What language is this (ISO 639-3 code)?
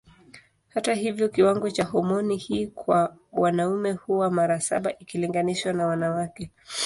swa